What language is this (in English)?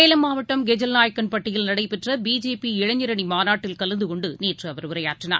Tamil